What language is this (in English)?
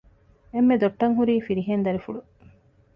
Divehi